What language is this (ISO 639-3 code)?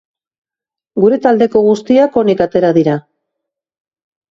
eus